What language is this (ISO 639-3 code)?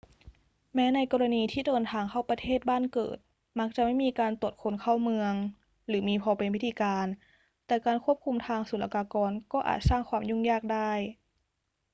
tha